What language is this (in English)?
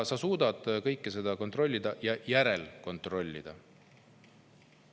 Estonian